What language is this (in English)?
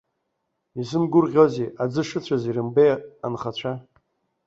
Abkhazian